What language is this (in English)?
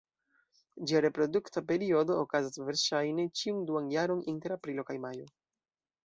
Esperanto